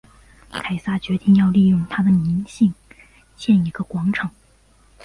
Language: Chinese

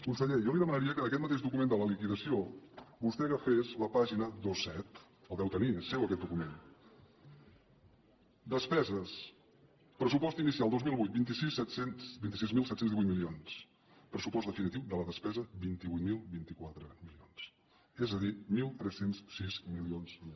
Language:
Catalan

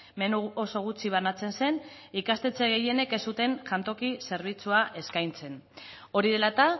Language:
Basque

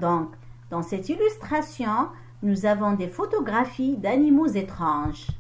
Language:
French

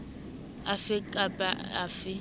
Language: Southern Sotho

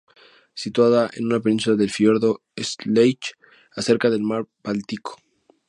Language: Spanish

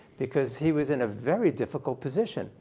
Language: English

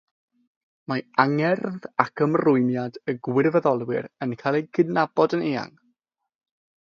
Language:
Welsh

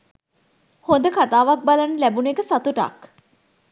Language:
Sinhala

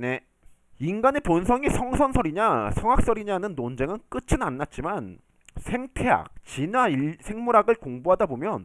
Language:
Korean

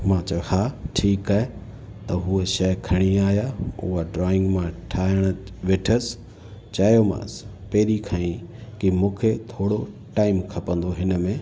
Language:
Sindhi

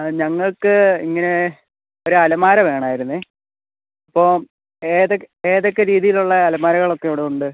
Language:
Malayalam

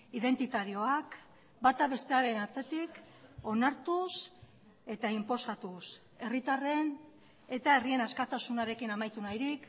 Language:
Basque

